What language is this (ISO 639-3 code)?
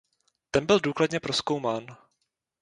ces